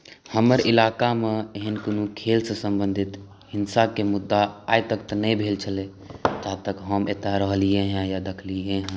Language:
Maithili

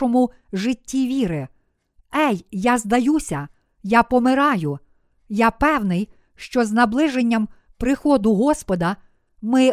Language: Ukrainian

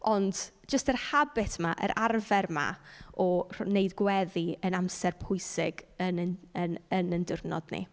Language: Welsh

